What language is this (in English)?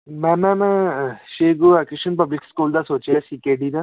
Punjabi